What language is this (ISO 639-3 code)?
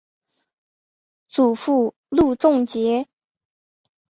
zho